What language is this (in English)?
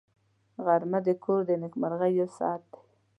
Pashto